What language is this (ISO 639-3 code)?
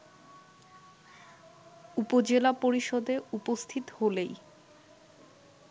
ben